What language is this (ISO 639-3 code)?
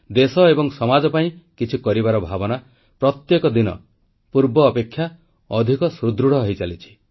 ori